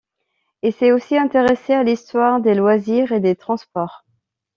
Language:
French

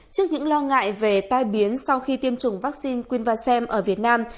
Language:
Vietnamese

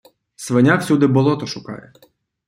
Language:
Ukrainian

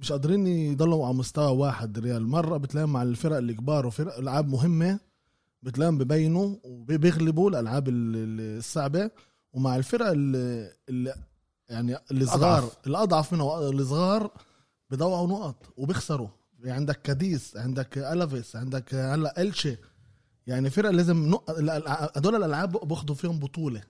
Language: Arabic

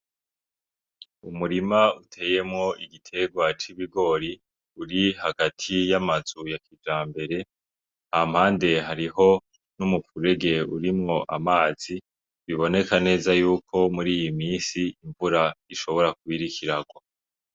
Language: Rundi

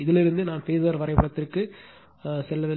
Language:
Tamil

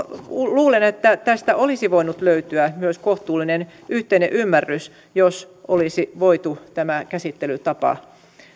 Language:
Finnish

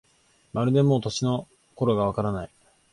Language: Japanese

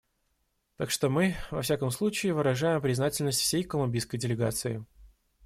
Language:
Russian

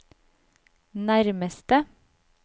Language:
Norwegian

